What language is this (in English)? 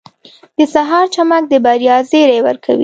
Pashto